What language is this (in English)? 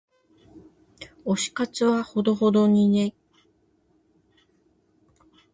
Japanese